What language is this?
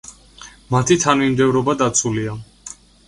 Georgian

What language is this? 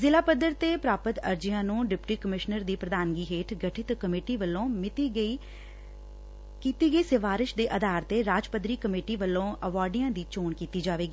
Punjabi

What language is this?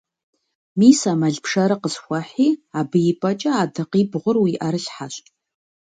Kabardian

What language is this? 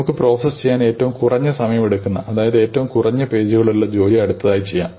Malayalam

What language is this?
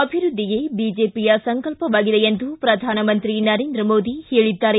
Kannada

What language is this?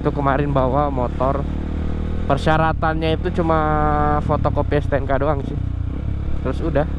Indonesian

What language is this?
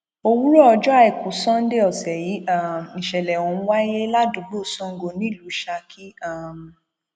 Yoruba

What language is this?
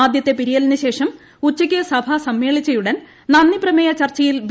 Malayalam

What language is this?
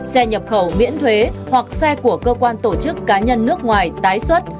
Vietnamese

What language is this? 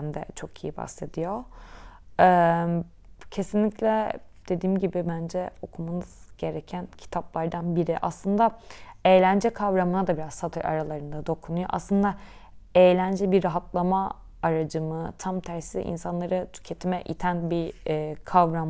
Turkish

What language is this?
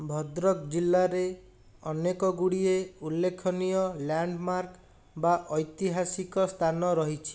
Odia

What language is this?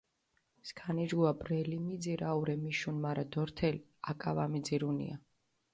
Mingrelian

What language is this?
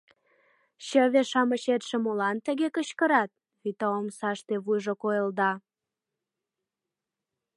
Mari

